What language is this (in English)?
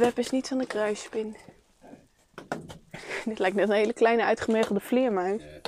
Dutch